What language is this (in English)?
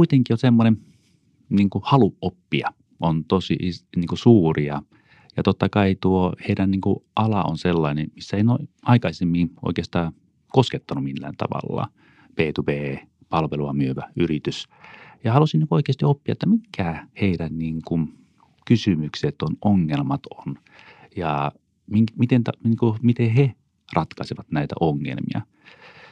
Finnish